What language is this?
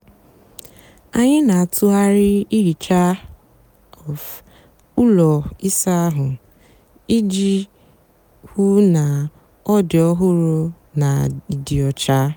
Igbo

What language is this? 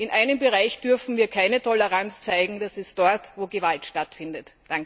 German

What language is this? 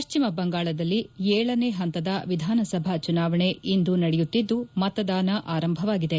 Kannada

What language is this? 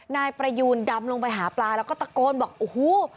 Thai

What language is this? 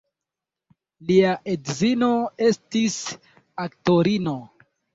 Esperanto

